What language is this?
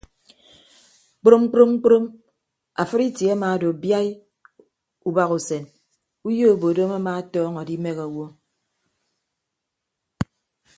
Ibibio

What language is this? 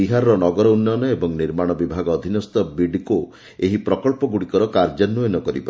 Odia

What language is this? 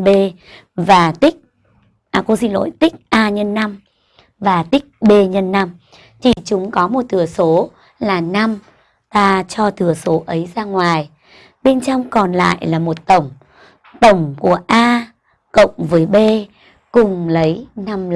Vietnamese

